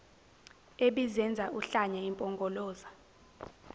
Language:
Zulu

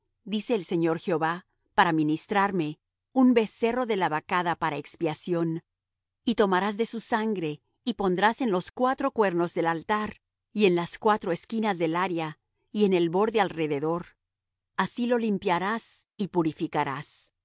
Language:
Spanish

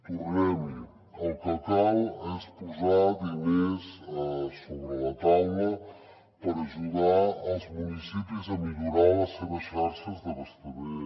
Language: Catalan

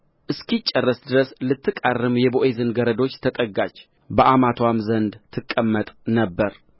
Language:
Amharic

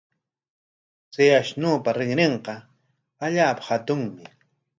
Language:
Corongo Ancash Quechua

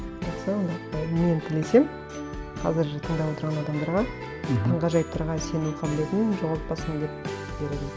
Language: Kazakh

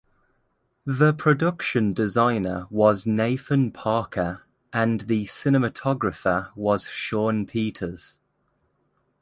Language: English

